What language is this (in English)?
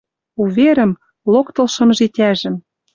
Western Mari